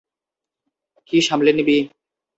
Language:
Bangla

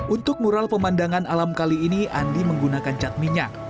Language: Indonesian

